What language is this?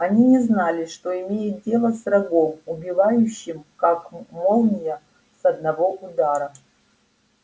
Russian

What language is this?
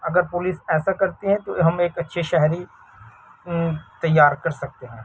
Urdu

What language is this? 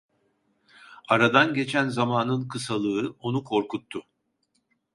Turkish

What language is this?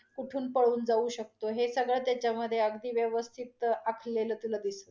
Marathi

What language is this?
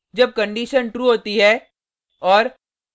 Hindi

